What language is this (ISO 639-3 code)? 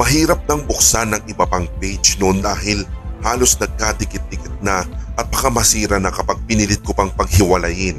fil